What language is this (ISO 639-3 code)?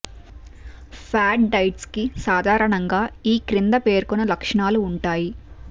tel